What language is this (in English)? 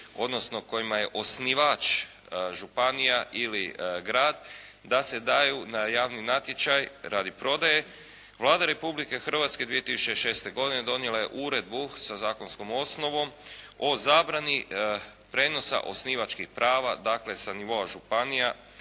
Croatian